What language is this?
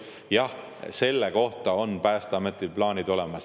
Estonian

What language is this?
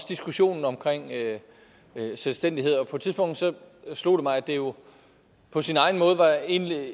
Danish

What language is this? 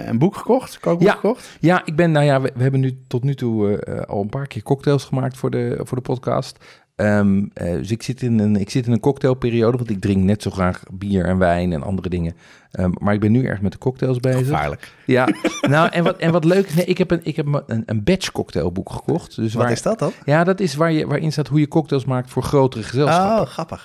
Dutch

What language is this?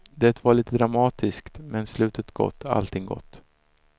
Swedish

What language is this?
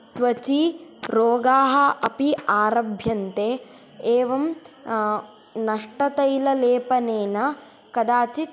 Sanskrit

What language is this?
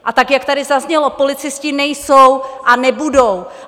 Czech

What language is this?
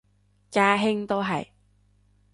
Cantonese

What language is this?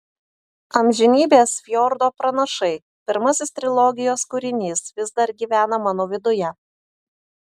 Lithuanian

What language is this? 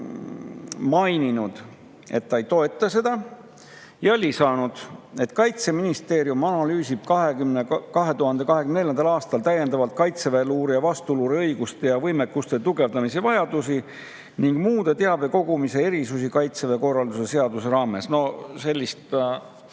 Estonian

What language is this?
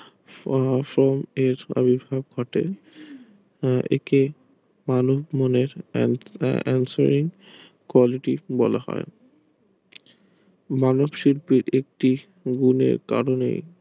Bangla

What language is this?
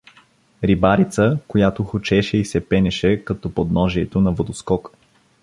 Bulgarian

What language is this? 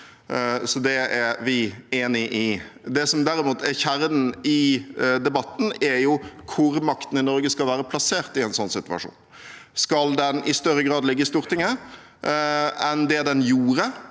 Norwegian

